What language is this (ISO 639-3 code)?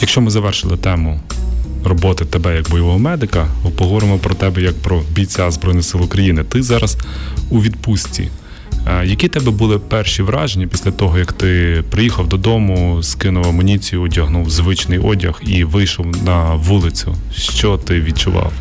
ukr